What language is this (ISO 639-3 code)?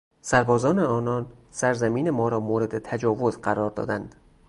fas